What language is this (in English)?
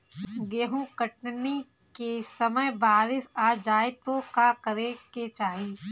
Bhojpuri